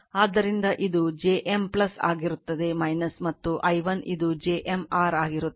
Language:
Kannada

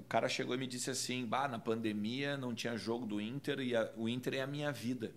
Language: Portuguese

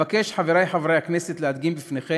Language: Hebrew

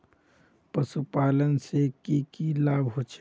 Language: Magahi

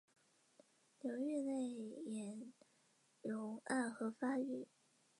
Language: Chinese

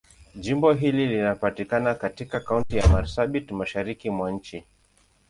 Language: Swahili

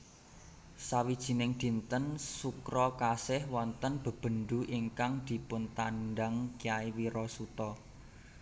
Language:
Javanese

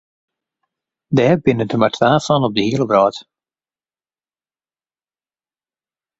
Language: Western Frisian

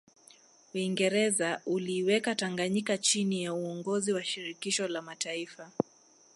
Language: Swahili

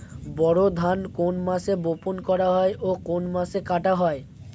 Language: Bangla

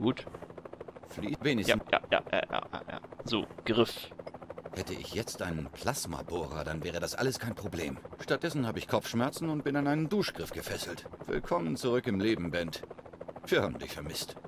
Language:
German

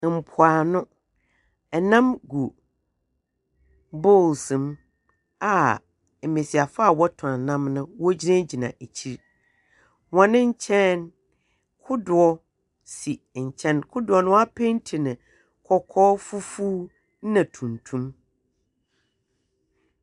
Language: Akan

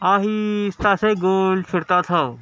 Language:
Urdu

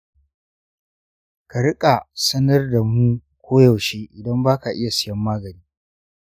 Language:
Hausa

